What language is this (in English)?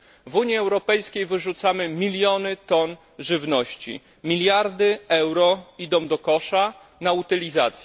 Polish